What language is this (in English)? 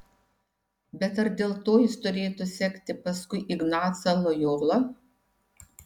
Lithuanian